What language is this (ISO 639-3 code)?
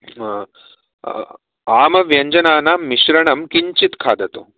san